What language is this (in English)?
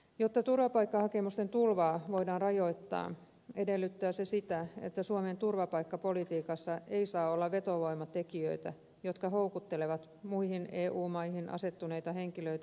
Finnish